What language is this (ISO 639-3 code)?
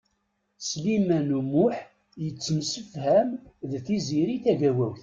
kab